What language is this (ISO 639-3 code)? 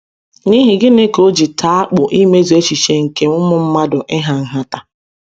ibo